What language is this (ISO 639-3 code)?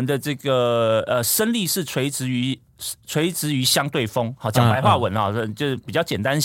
zho